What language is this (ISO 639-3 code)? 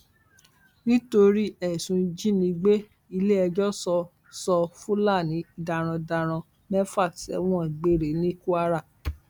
yor